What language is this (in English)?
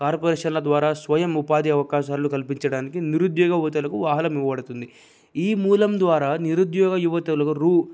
Telugu